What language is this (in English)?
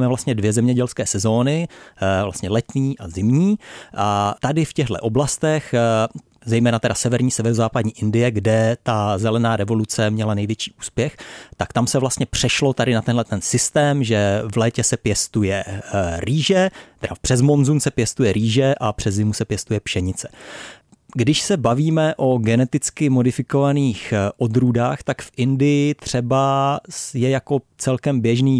Czech